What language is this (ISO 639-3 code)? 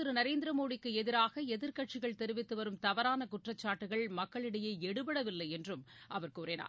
tam